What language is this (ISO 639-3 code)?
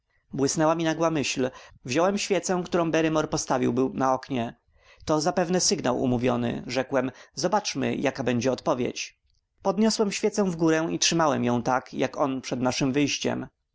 pol